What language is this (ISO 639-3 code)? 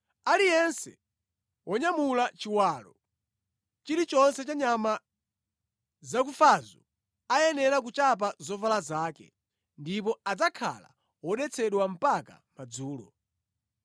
nya